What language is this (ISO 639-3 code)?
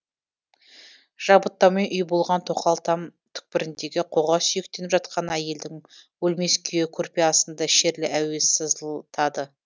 kaz